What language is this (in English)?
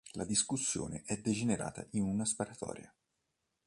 Italian